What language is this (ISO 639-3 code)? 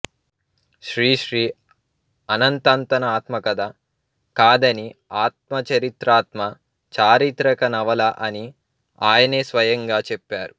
tel